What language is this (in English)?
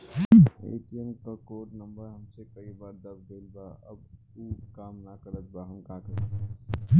Bhojpuri